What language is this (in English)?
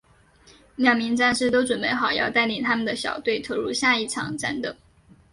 Chinese